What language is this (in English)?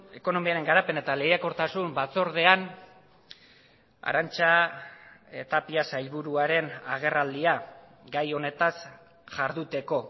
Basque